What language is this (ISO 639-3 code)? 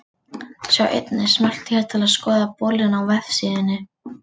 isl